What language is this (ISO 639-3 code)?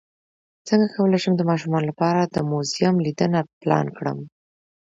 pus